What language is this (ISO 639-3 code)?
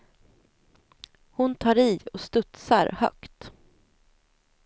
swe